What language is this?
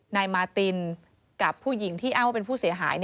Thai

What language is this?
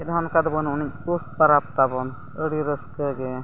Santali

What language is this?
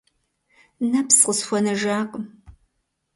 Kabardian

